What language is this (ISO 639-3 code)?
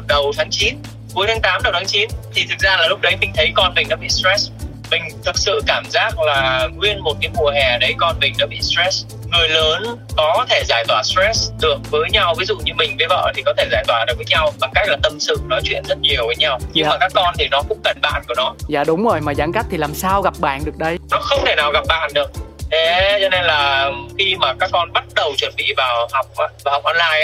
vie